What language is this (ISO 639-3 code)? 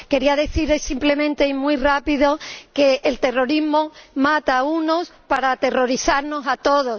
spa